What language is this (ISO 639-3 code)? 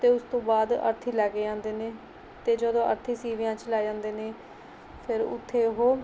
pan